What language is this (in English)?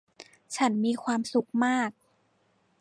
Thai